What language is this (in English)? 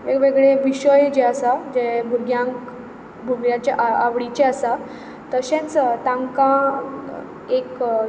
Konkani